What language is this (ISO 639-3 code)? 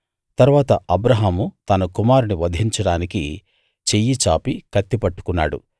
tel